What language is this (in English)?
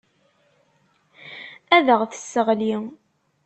Kabyle